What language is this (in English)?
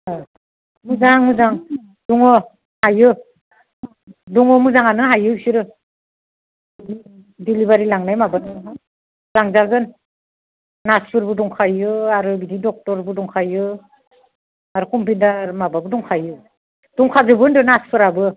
Bodo